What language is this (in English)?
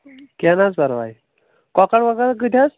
Kashmiri